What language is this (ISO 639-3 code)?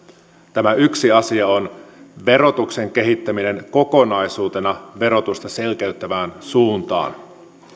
fin